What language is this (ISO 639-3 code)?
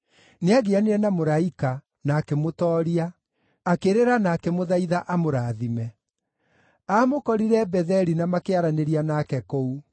kik